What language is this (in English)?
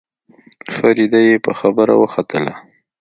Pashto